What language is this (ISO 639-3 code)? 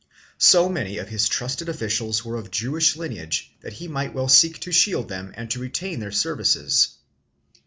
eng